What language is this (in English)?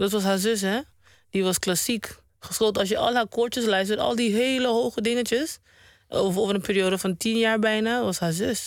Dutch